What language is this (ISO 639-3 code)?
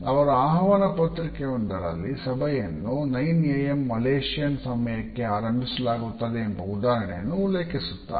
kan